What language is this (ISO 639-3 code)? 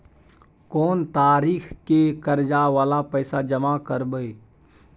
mai